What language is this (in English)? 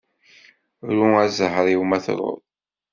Kabyle